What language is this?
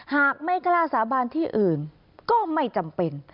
Thai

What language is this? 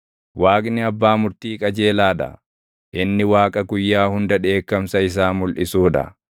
Oromo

